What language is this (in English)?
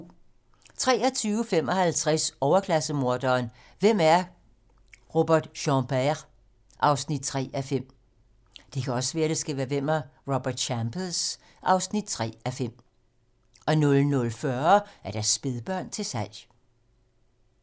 Danish